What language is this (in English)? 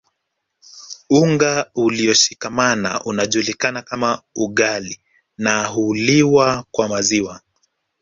Swahili